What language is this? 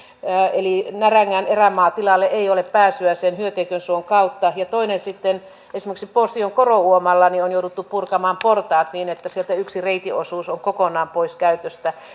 Finnish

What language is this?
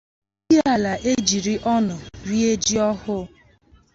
Igbo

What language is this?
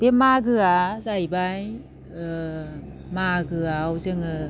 Bodo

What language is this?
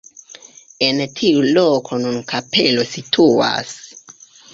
Esperanto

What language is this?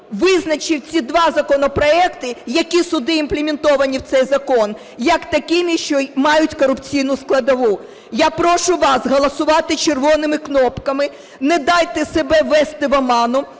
Ukrainian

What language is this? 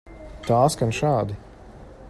Latvian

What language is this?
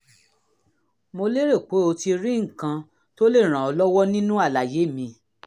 Yoruba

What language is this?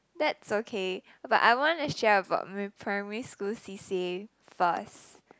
English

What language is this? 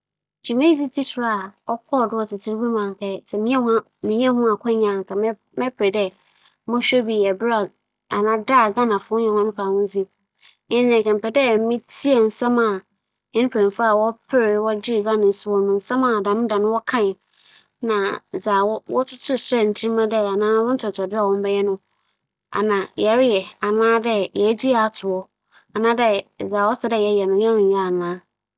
Akan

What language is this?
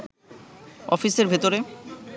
Bangla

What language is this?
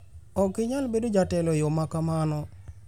Luo (Kenya and Tanzania)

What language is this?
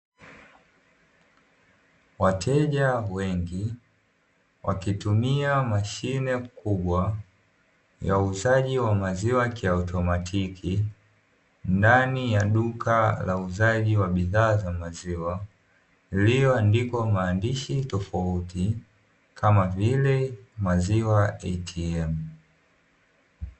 Swahili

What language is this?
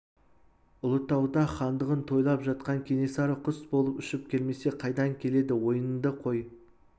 Kazakh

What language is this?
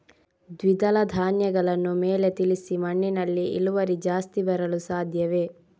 Kannada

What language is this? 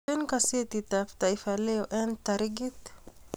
Kalenjin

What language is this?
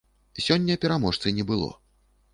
Belarusian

